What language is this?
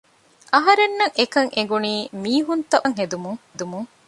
Divehi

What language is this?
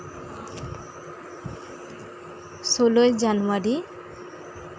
Santali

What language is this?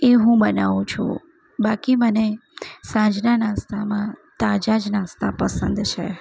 Gujarati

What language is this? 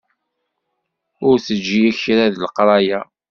Kabyle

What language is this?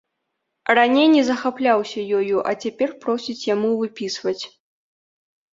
Belarusian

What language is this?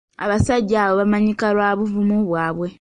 Ganda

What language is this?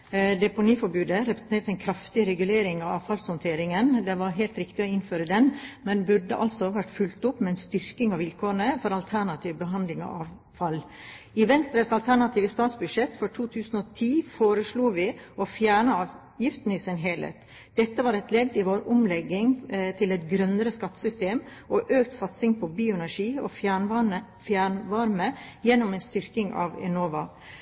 Norwegian Bokmål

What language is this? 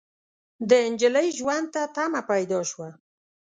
Pashto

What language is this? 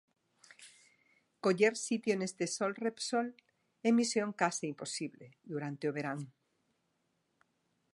Galician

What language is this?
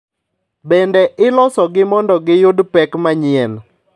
Luo (Kenya and Tanzania)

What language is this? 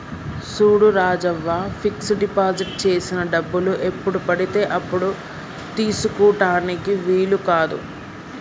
Telugu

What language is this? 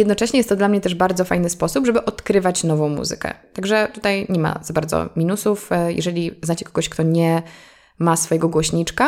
Polish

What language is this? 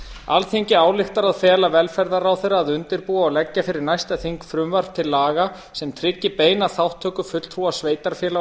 Icelandic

